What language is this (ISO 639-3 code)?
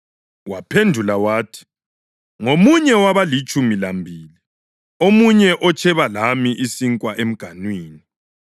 nde